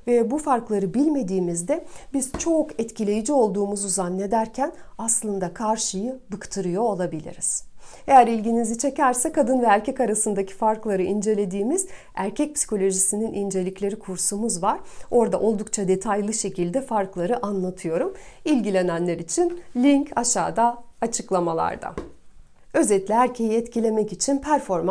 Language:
Turkish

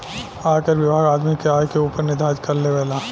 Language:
Bhojpuri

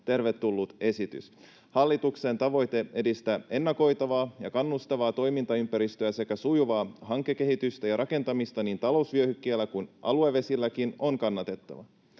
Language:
Finnish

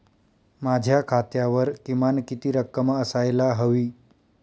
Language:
Marathi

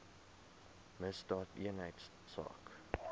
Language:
Afrikaans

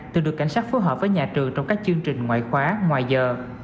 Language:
Vietnamese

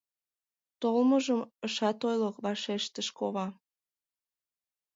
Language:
Mari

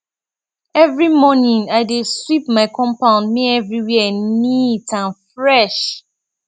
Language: Nigerian Pidgin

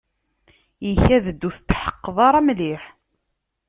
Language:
Kabyle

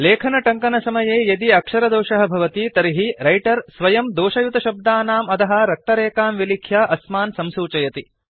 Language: Sanskrit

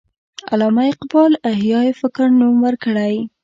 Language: Pashto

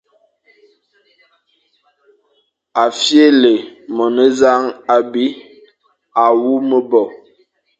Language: Fang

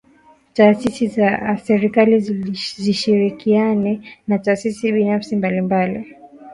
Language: Swahili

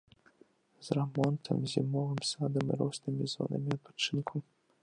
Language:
Belarusian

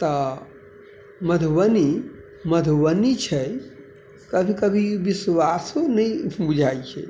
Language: Maithili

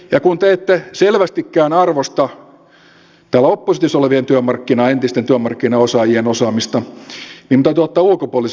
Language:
Finnish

